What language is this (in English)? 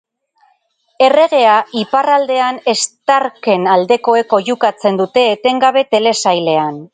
Basque